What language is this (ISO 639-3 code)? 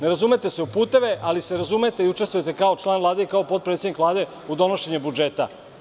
srp